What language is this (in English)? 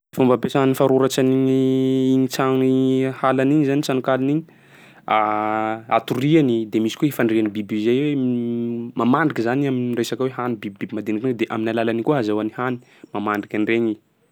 Sakalava Malagasy